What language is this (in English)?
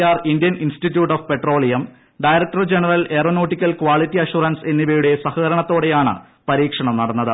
Malayalam